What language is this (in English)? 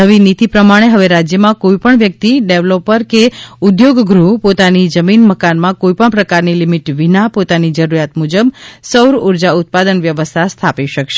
Gujarati